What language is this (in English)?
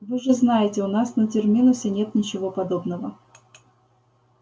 Russian